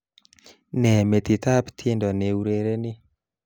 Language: Kalenjin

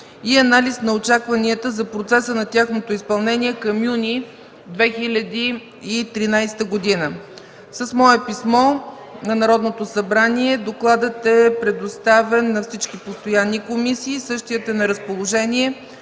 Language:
Bulgarian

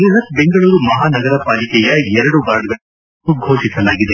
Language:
Kannada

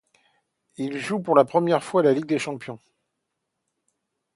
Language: French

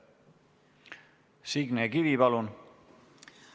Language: Estonian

